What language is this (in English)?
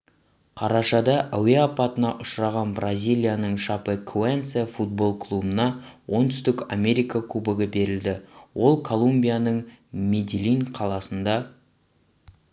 Kazakh